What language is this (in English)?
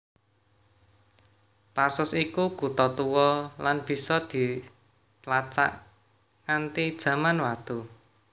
Javanese